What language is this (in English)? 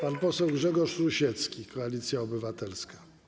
Polish